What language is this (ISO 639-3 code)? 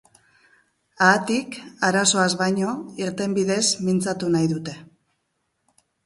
eus